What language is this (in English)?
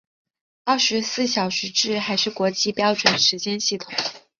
Chinese